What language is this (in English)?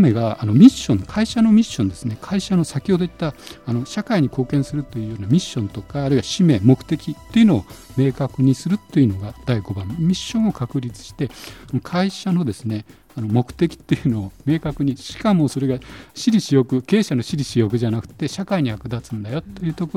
Japanese